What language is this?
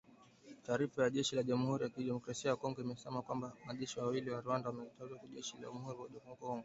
Swahili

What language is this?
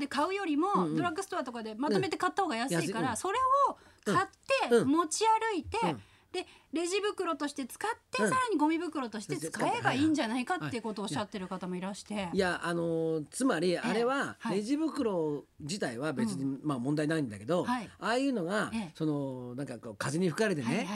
Japanese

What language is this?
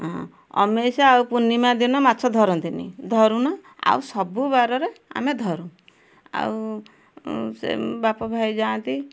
Odia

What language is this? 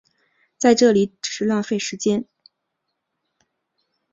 Chinese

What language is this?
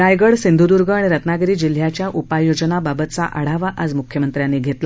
Marathi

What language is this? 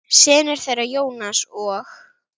Icelandic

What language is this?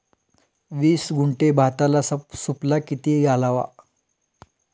Marathi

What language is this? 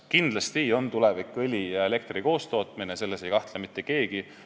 Estonian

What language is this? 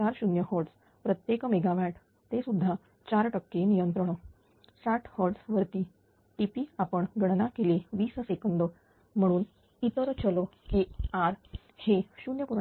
Marathi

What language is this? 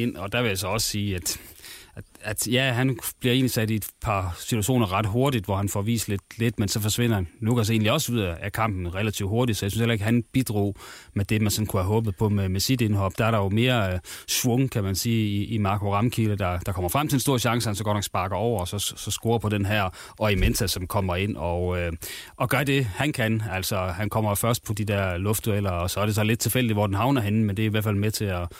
Danish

